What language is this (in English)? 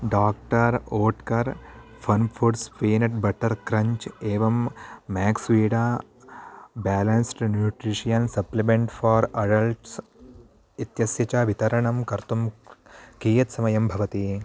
Sanskrit